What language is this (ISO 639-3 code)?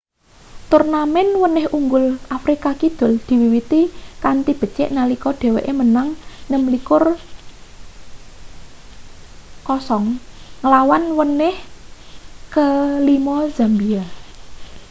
jav